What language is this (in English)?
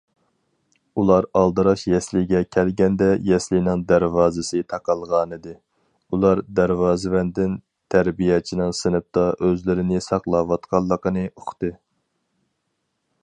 Uyghur